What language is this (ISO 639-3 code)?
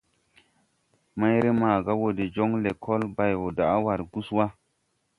tui